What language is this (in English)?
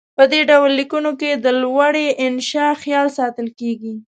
Pashto